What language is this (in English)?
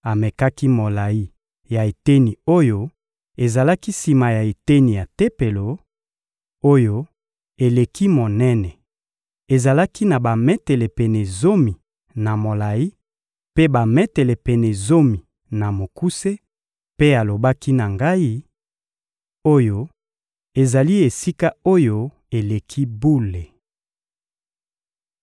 Lingala